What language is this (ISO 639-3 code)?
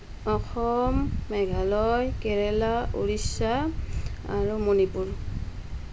asm